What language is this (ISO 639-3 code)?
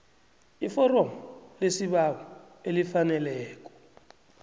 nbl